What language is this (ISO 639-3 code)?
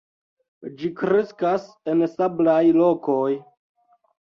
epo